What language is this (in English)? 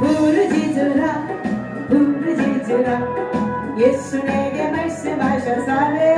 Korean